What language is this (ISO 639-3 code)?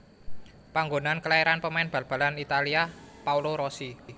jav